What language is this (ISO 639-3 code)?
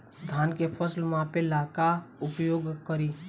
bho